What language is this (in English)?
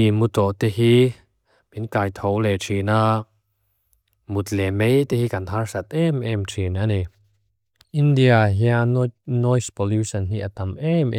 Mizo